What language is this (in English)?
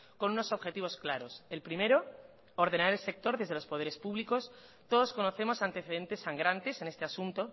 Spanish